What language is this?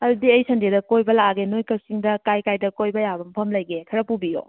Manipuri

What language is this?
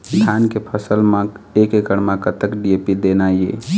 Chhattisgarhi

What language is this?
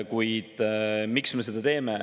Estonian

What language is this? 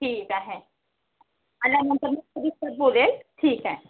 Marathi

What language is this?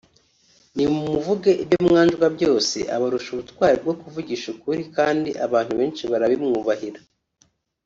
Kinyarwanda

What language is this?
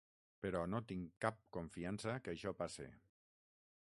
Catalan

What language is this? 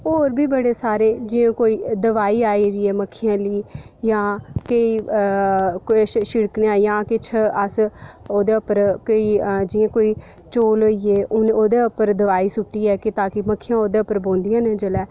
Dogri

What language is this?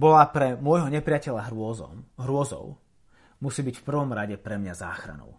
Slovak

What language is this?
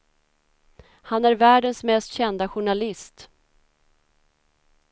Swedish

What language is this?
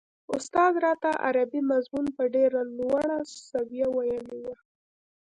Pashto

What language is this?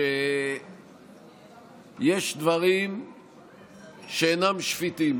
Hebrew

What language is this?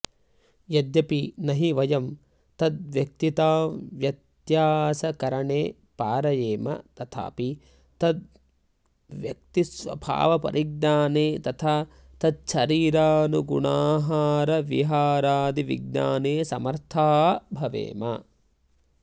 Sanskrit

